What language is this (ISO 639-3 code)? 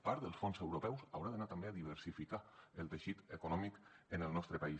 cat